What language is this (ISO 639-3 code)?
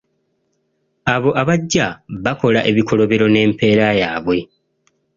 lug